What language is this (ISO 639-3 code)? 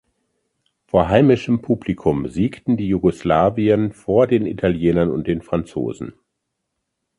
deu